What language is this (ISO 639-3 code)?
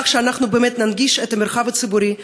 heb